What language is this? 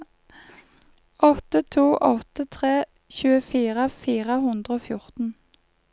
Norwegian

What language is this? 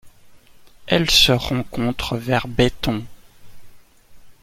French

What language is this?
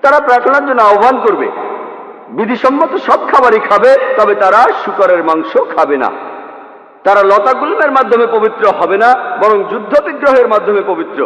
Bangla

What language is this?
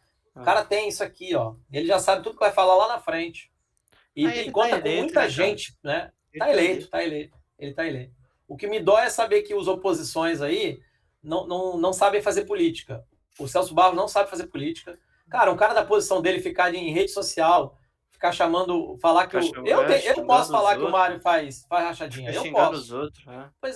Portuguese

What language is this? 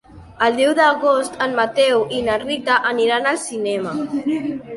Catalan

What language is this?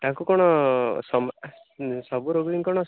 Odia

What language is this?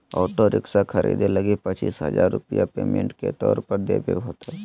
Magahi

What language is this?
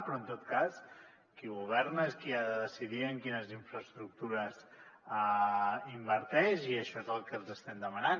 Catalan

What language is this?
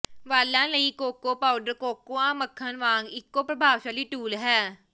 Punjabi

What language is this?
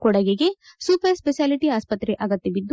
Kannada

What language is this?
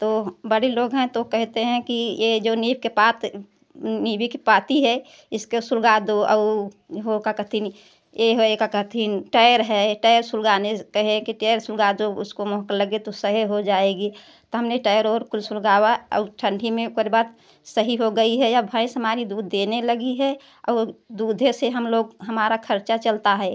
Hindi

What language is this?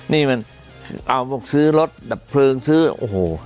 Thai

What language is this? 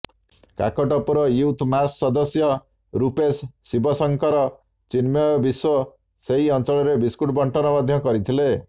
Odia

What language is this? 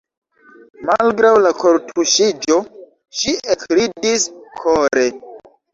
Esperanto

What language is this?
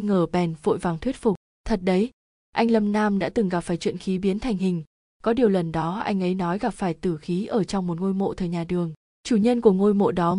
Vietnamese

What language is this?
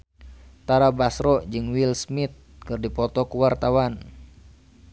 Sundanese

